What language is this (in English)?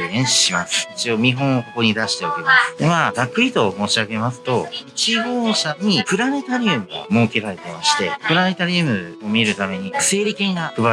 Japanese